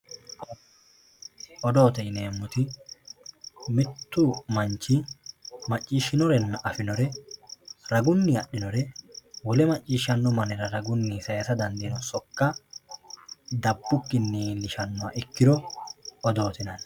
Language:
Sidamo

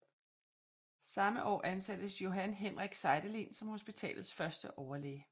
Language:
Danish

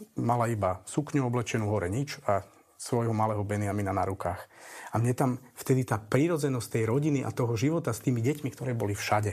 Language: Slovak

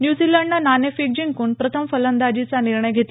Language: Marathi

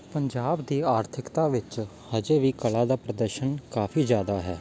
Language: Punjabi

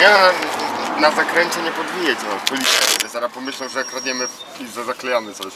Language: Polish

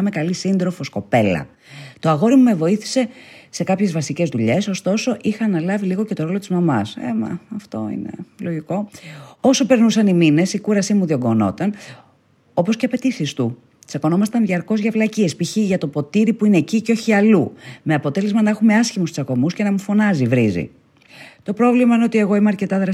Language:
Greek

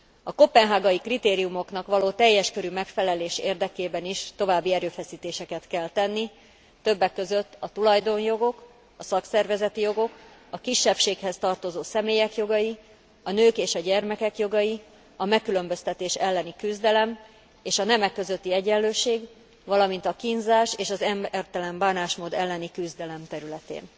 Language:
Hungarian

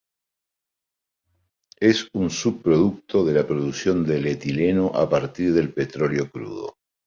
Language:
Spanish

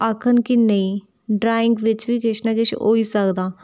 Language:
Dogri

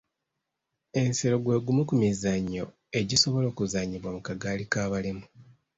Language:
Ganda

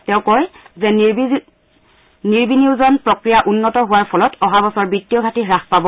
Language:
Assamese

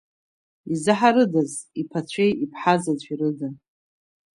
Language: Abkhazian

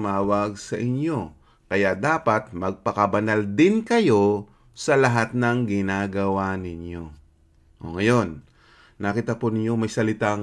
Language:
Filipino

